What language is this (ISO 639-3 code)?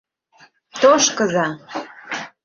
chm